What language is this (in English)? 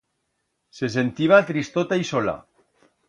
Aragonese